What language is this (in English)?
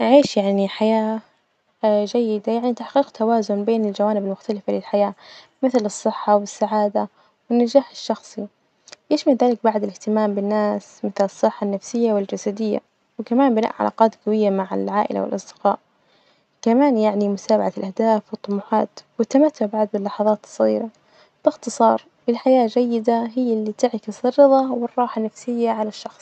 Najdi Arabic